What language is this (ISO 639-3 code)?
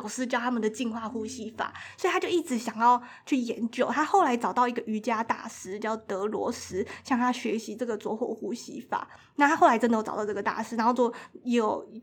zho